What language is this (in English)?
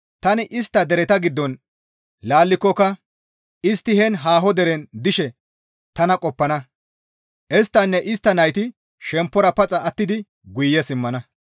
Gamo